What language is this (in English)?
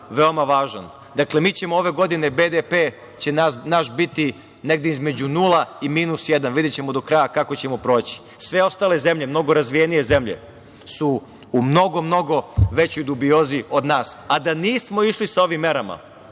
Serbian